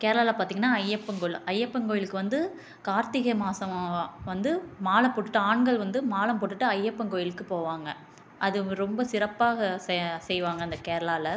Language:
Tamil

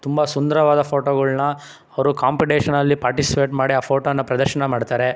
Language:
Kannada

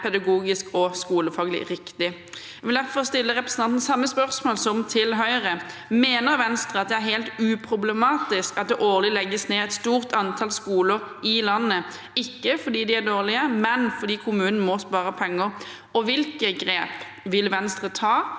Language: Norwegian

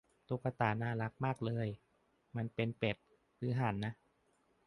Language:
Thai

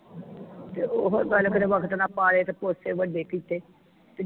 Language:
Punjabi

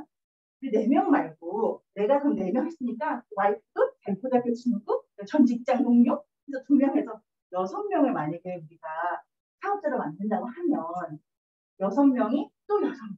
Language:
Korean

